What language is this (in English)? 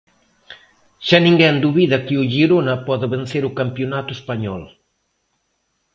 Galician